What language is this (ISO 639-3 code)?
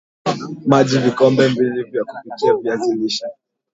swa